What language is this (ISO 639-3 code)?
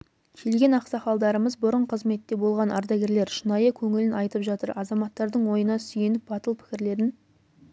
kaz